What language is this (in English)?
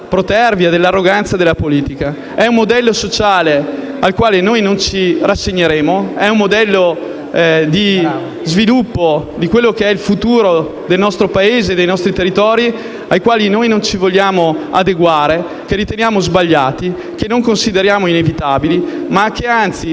Italian